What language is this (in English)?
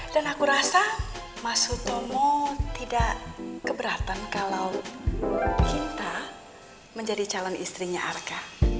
Indonesian